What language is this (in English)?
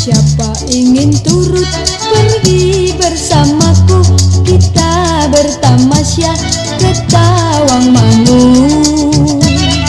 Indonesian